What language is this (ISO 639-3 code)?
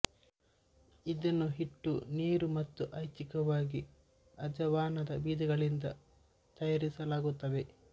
kan